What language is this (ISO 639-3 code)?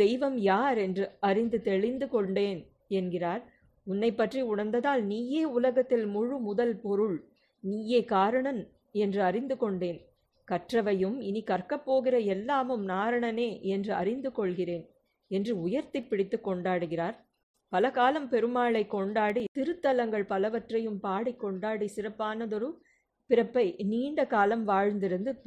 tam